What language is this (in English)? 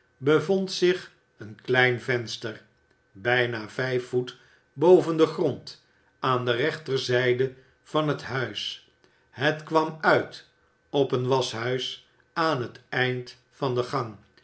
Dutch